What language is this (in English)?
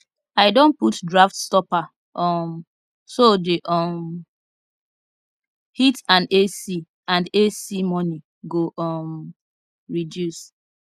Nigerian Pidgin